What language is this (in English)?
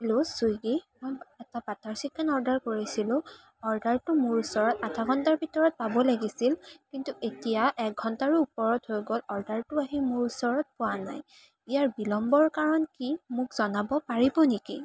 Assamese